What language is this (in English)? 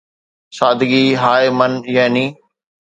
Sindhi